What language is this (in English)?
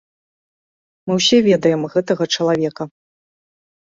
Belarusian